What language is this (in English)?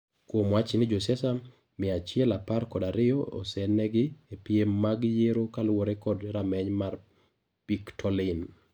Luo (Kenya and Tanzania)